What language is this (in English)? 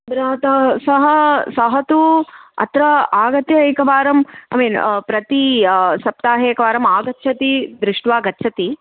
Sanskrit